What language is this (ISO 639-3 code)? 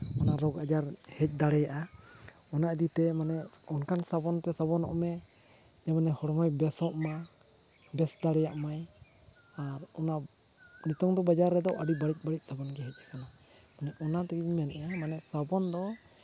sat